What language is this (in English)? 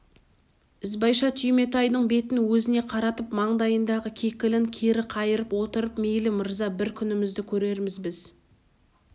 Kazakh